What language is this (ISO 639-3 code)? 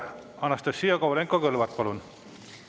est